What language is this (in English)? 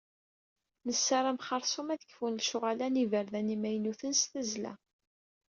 Kabyle